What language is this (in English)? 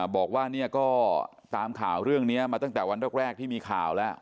Thai